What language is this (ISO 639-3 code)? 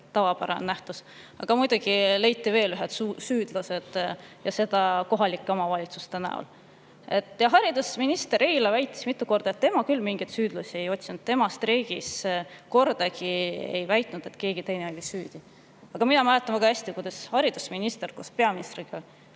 est